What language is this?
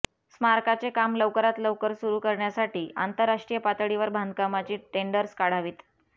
Marathi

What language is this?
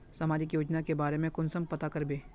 Magahi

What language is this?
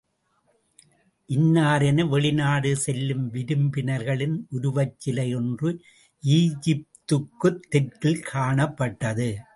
Tamil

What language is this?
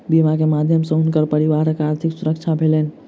Maithili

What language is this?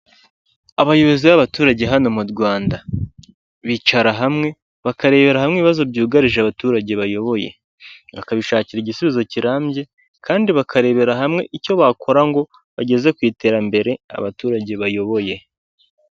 Kinyarwanda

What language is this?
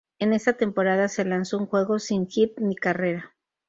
Spanish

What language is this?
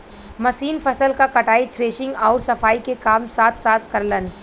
Bhojpuri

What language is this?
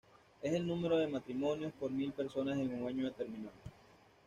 Spanish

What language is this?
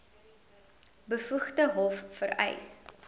Afrikaans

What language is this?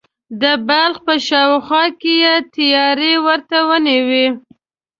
Pashto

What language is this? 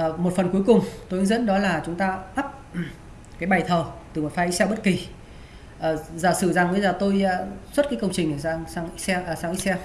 Vietnamese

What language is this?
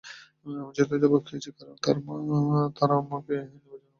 Bangla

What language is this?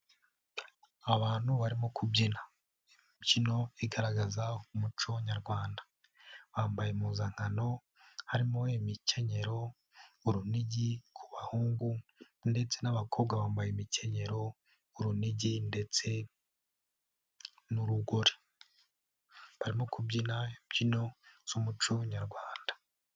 Kinyarwanda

